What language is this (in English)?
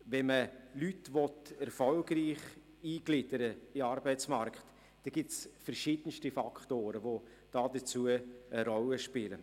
Swiss German